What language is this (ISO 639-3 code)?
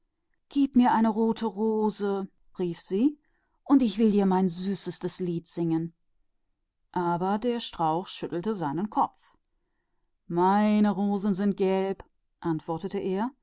deu